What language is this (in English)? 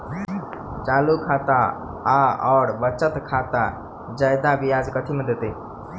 Maithili